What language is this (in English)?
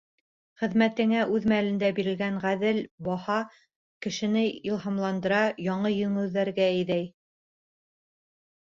Bashkir